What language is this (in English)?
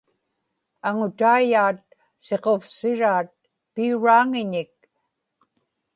Inupiaq